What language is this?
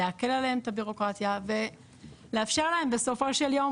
Hebrew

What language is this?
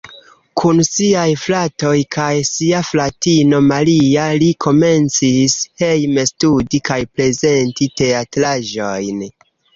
Esperanto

